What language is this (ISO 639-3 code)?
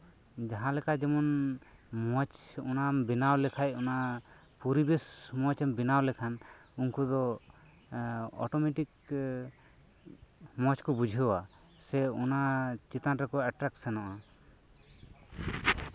sat